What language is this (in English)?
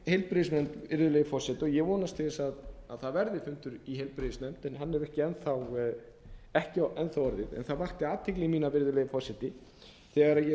Icelandic